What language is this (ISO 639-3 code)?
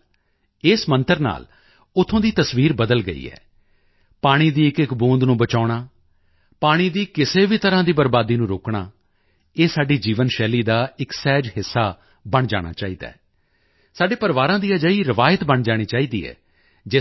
pan